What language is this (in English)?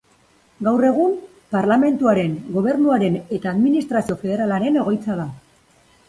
Basque